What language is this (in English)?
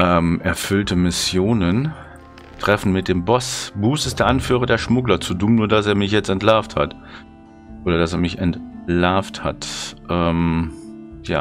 German